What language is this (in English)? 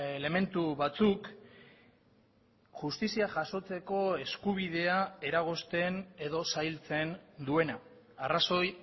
Basque